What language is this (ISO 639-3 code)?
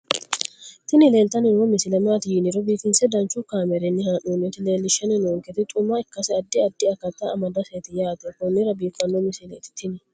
sid